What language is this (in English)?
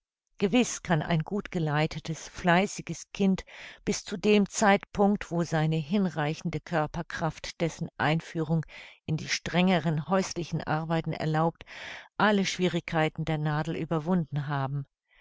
German